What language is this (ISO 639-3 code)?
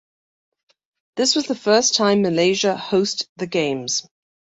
eng